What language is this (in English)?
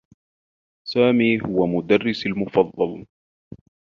Arabic